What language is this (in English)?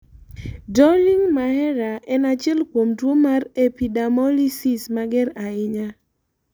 Luo (Kenya and Tanzania)